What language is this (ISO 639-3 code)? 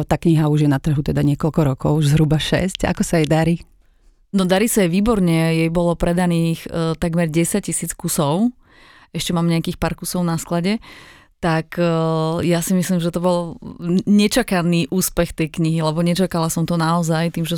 slk